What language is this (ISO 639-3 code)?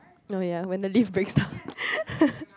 eng